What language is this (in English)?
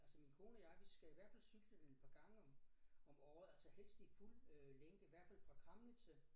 Danish